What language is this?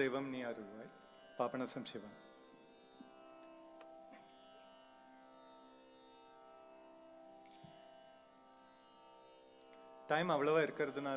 Portuguese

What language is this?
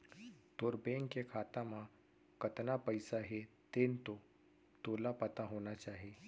Chhattisgarhi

